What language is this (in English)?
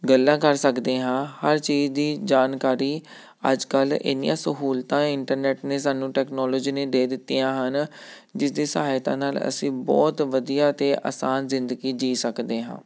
Punjabi